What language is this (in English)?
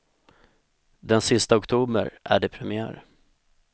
Swedish